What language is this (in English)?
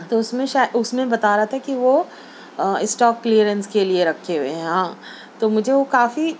Urdu